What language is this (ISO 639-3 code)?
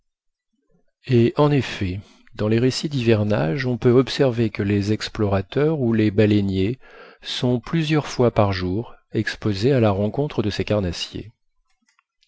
fra